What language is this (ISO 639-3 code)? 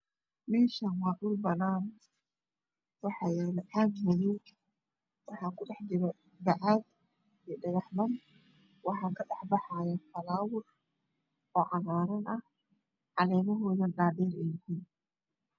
som